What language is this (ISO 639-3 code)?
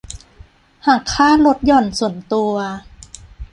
tha